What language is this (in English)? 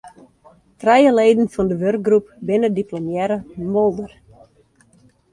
Western Frisian